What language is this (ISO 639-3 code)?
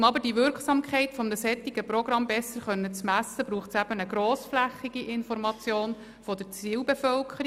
gsw